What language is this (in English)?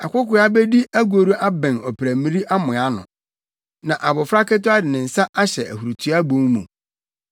Akan